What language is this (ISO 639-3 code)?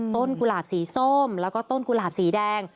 tha